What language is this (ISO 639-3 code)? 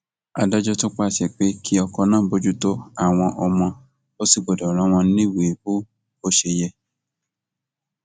yor